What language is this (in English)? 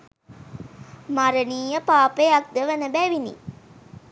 Sinhala